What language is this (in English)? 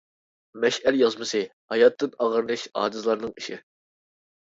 Uyghur